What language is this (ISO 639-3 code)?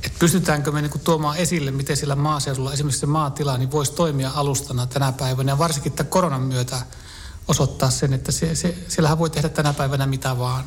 fin